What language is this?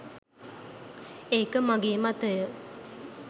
Sinhala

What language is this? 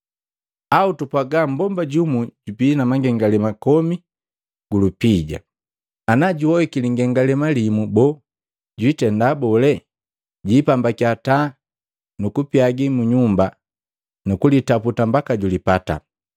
Matengo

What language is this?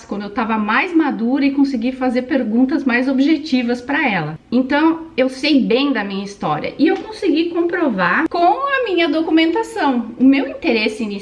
Portuguese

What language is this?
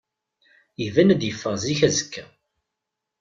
Kabyle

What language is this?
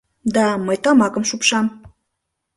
Mari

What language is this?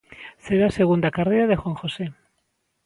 Galician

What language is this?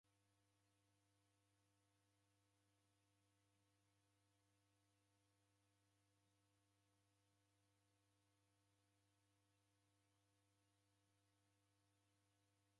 Taita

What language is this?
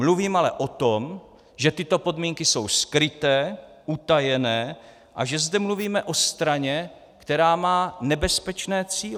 Czech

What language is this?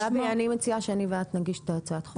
Hebrew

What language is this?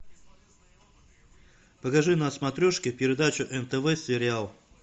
Russian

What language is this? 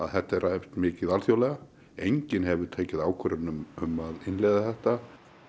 Icelandic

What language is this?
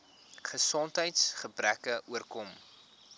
Afrikaans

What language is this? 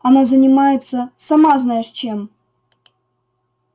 Russian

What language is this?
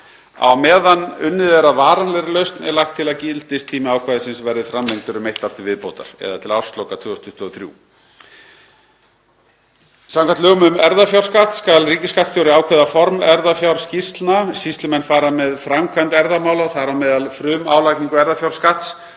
Icelandic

